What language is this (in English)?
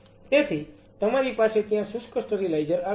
Gujarati